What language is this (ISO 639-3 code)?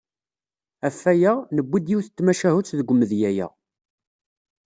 kab